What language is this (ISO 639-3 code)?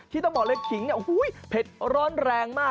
tha